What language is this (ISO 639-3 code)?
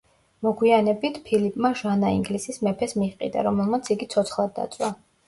kat